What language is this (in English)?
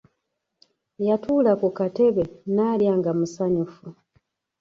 Ganda